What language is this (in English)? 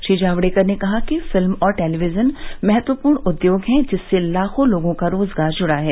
Hindi